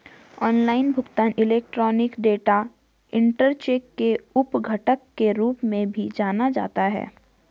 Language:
Hindi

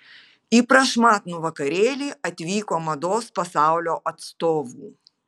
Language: Lithuanian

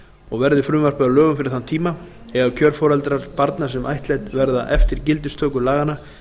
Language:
Icelandic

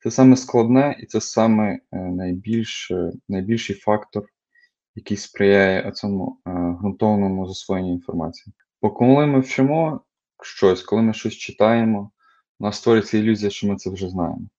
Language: Ukrainian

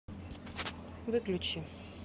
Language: Russian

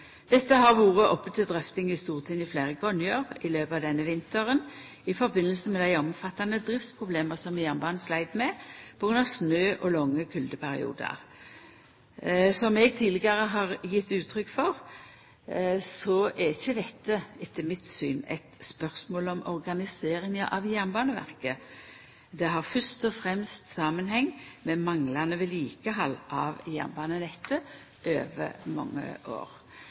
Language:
Norwegian Nynorsk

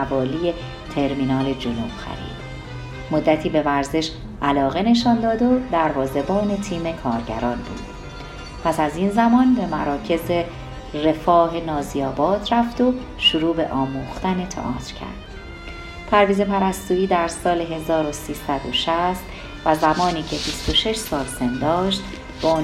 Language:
Persian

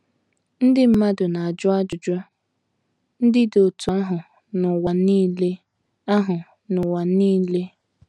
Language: Igbo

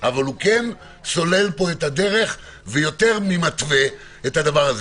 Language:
Hebrew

